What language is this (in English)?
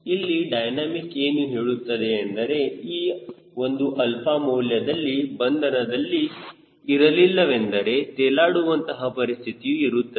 Kannada